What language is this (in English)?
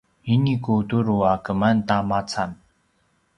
Paiwan